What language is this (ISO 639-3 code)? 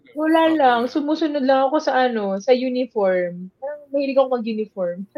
fil